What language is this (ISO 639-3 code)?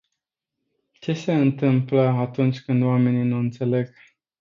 ron